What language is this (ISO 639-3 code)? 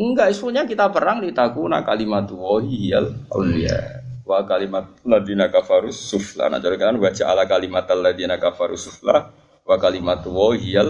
ind